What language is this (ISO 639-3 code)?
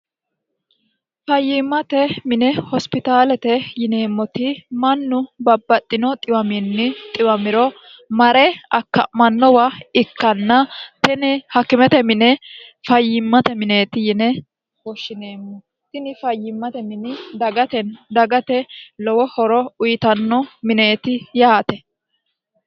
sid